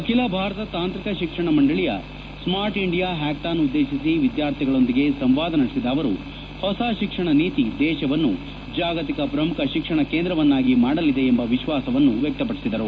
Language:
Kannada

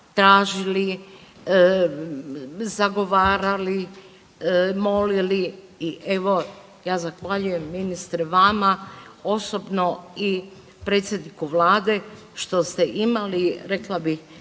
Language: Croatian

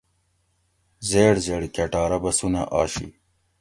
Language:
Gawri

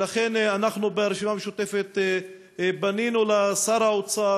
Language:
Hebrew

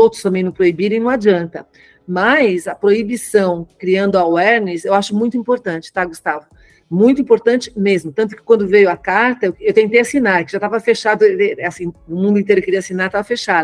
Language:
Portuguese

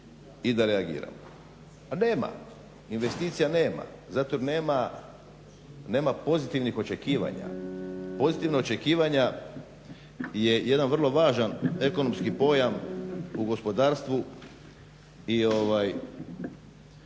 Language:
Croatian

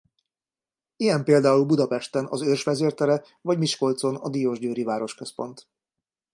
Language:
Hungarian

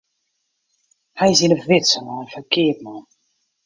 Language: Western Frisian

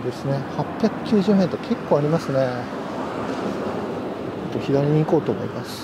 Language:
Japanese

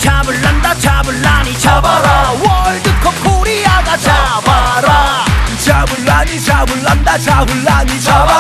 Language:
Thai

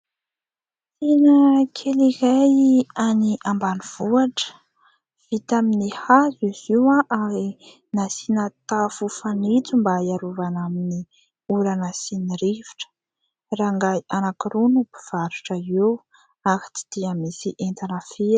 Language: Malagasy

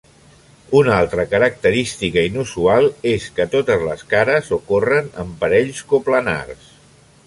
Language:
Catalan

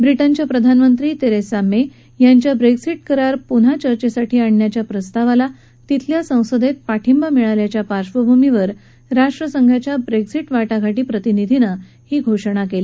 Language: Marathi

